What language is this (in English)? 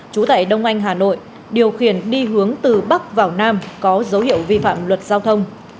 Vietnamese